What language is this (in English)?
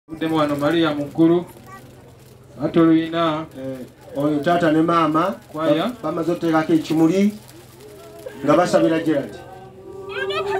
Romanian